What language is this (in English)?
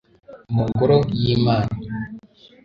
Kinyarwanda